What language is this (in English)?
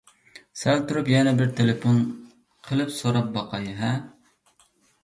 Uyghur